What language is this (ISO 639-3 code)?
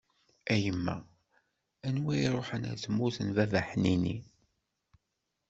kab